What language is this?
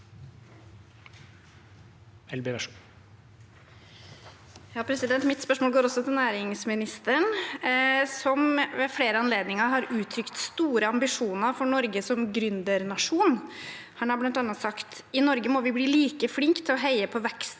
Norwegian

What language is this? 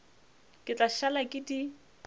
Northern Sotho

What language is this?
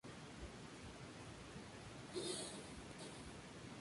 Spanish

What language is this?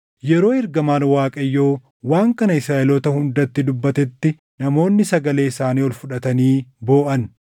Oromo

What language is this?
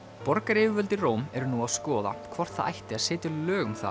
Icelandic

